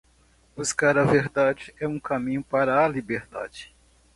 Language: Portuguese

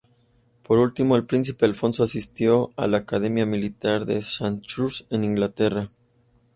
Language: Spanish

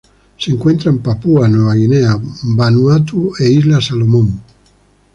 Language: Spanish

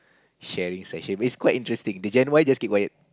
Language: English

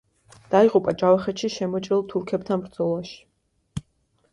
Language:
Georgian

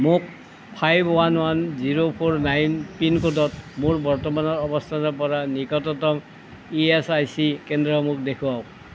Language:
Assamese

